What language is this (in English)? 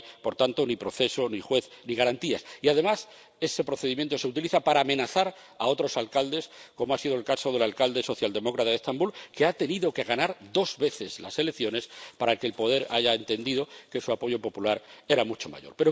Spanish